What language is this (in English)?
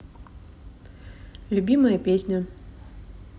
Russian